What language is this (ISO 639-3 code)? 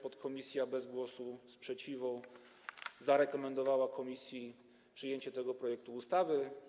pol